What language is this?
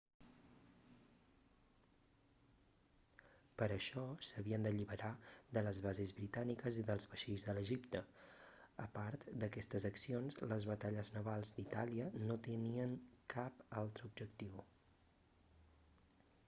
Catalan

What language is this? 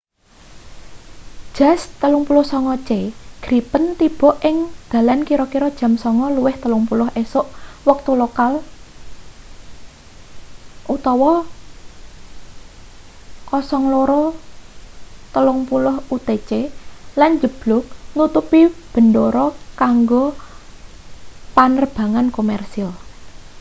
Javanese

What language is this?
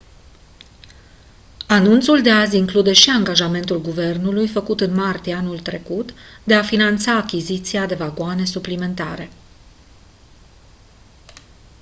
Romanian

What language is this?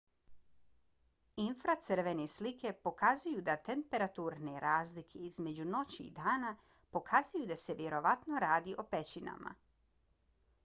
Bosnian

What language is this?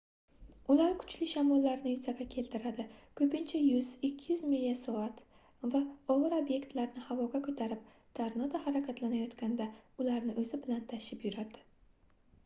Uzbek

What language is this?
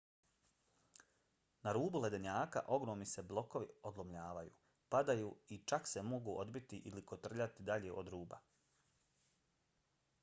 Bosnian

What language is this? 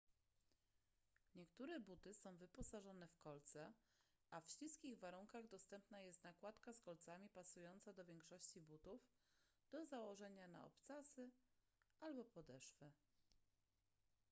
Polish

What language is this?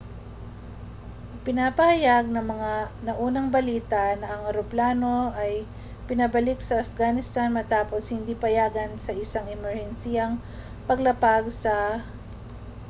Filipino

